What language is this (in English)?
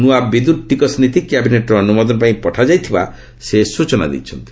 Odia